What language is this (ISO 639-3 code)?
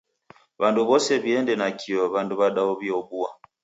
dav